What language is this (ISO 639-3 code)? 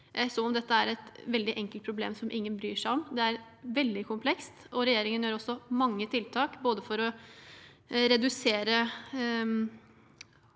nor